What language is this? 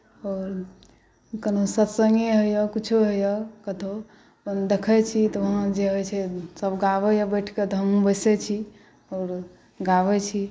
Maithili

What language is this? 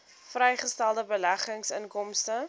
Afrikaans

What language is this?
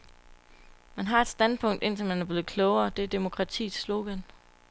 Danish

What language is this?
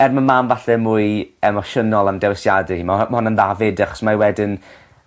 Welsh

